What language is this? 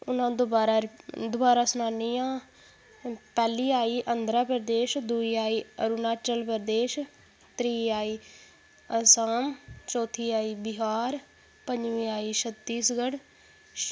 Dogri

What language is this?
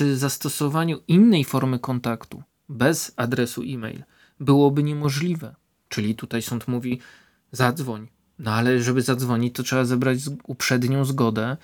Polish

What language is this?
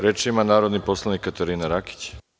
Serbian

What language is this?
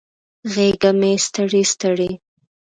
Pashto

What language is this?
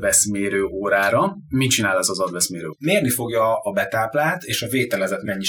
Hungarian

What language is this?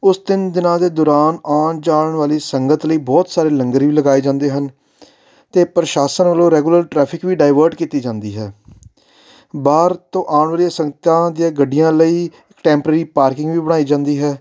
Punjabi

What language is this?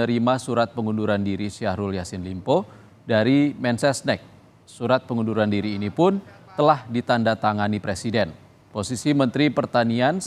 Indonesian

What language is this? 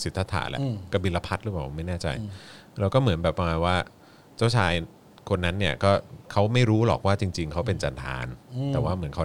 Thai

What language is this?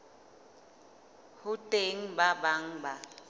Southern Sotho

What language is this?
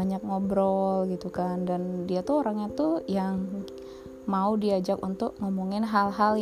Indonesian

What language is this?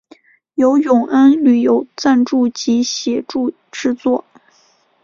Chinese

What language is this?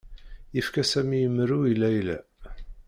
Kabyle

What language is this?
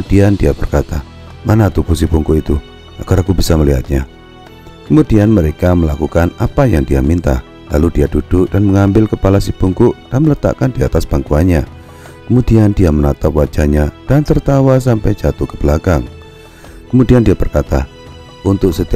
Indonesian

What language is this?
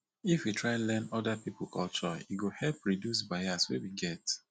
Nigerian Pidgin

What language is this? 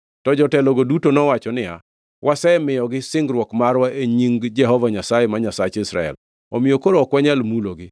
Luo (Kenya and Tanzania)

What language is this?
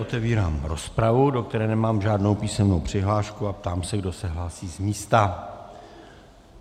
Czech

